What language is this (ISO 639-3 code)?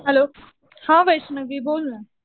mar